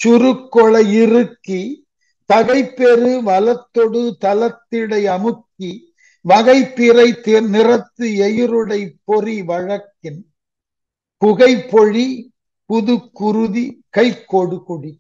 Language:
Tamil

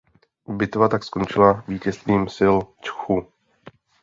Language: Czech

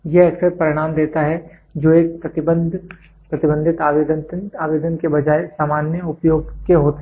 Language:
Hindi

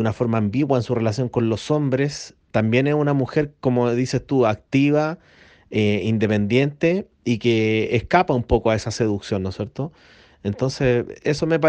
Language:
Spanish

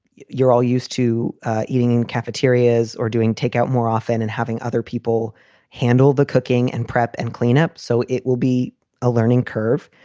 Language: English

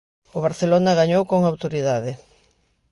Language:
Galician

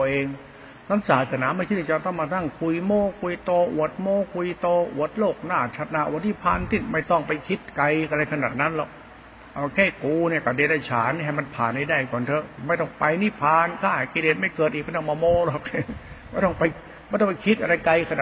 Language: Thai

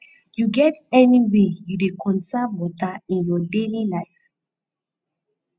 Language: Nigerian Pidgin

